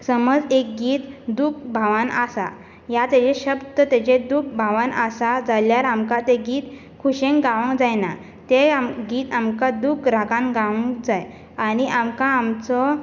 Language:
Konkani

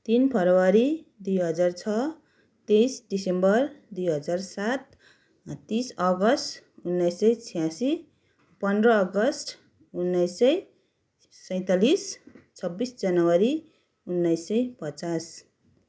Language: Nepali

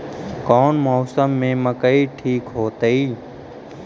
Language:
Magahi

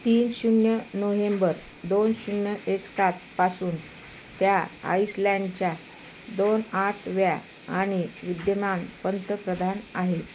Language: Marathi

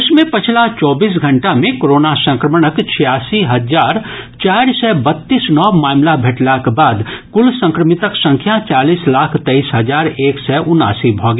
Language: Maithili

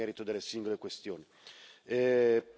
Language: Italian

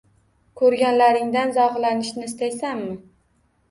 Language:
Uzbek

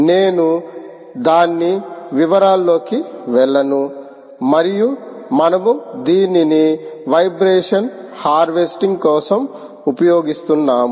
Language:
Telugu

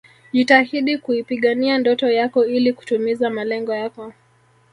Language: Swahili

